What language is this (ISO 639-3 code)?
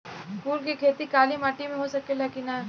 bho